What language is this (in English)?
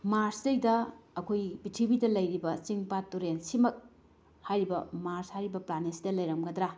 Manipuri